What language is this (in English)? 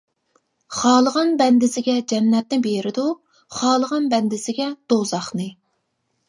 Uyghur